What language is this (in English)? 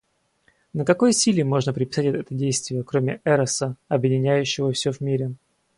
Russian